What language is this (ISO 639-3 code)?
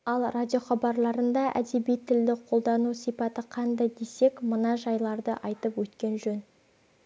kaz